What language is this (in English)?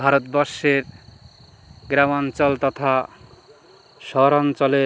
Bangla